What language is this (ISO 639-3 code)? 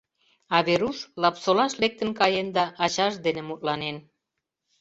chm